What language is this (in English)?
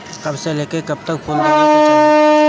Bhojpuri